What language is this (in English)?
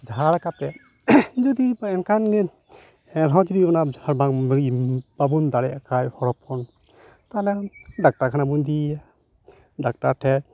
Santali